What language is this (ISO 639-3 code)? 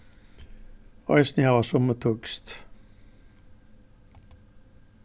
fao